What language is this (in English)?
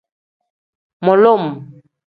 Tem